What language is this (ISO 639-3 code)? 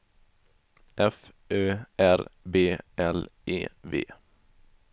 swe